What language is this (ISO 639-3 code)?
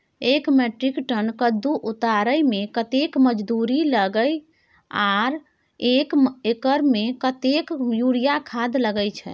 mai